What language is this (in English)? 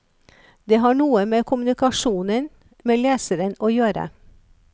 Norwegian